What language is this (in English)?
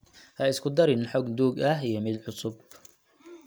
Somali